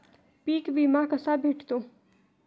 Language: Marathi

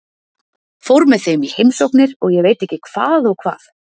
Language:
Icelandic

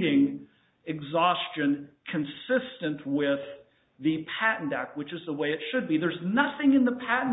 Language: English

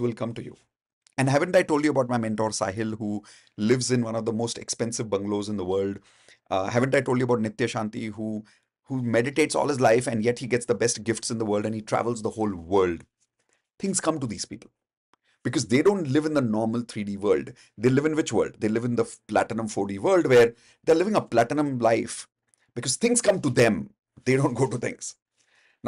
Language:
English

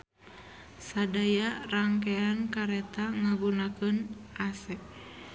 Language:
Sundanese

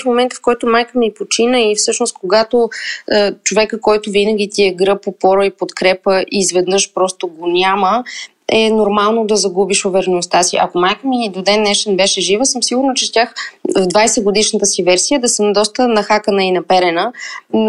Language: Bulgarian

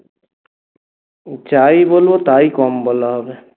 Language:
Bangla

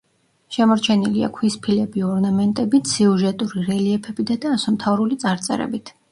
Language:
Georgian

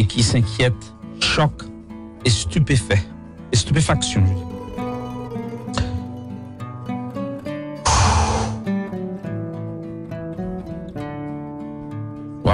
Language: French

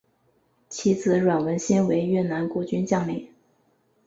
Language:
Chinese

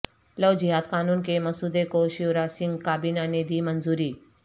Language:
Urdu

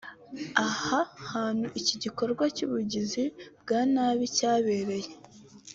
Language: Kinyarwanda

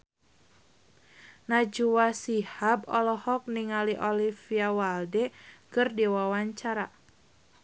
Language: Sundanese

